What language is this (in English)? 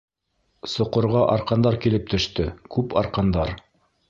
Bashkir